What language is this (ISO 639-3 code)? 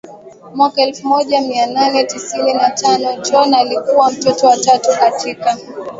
swa